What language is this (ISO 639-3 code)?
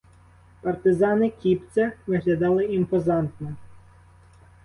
ukr